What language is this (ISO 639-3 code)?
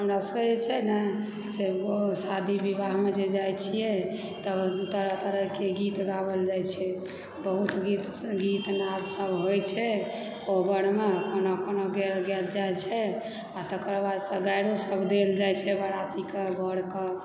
mai